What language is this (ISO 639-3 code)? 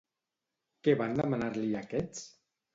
cat